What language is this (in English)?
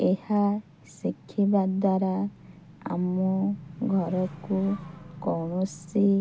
Odia